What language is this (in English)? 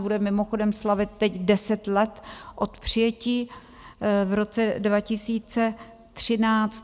Czech